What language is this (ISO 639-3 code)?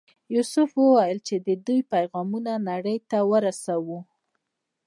pus